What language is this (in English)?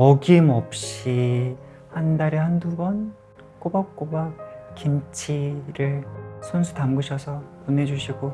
Korean